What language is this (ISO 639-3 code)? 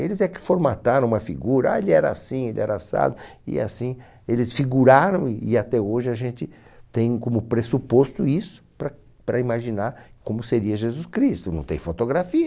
por